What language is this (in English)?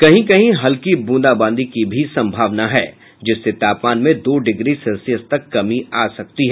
Hindi